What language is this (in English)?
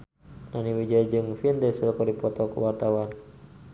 Sundanese